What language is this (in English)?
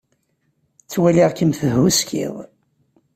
Kabyle